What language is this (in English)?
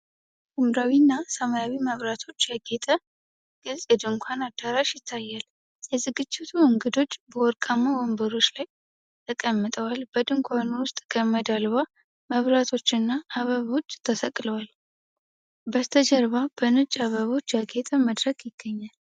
Amharic